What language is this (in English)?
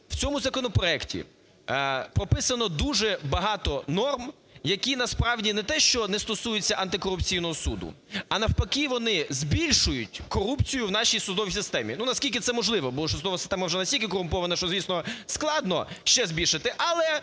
Ukrainian